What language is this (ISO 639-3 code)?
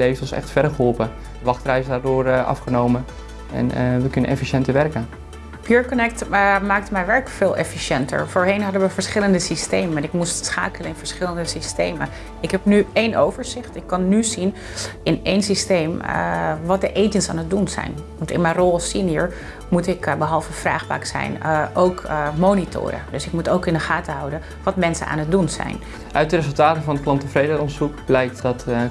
nld